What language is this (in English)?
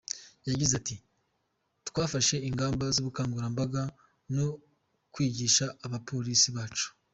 Kinyarwanda